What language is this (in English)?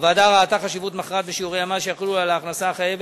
Hebrew